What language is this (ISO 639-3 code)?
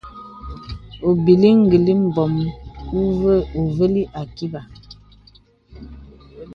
beb